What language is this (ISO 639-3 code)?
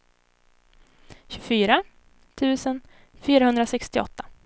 swe